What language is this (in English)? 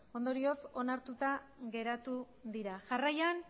Basque